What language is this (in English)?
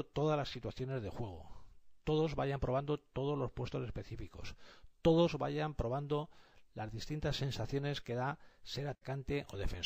Spanish